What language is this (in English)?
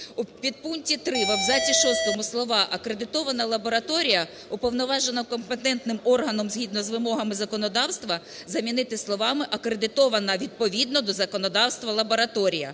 Ukrainian